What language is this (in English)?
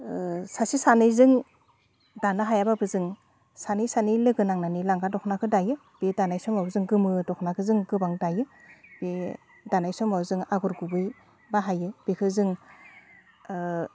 Bodo